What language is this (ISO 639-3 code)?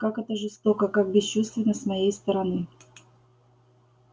rus